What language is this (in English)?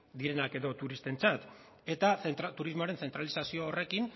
Basque